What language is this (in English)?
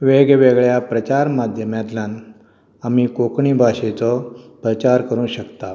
Konkani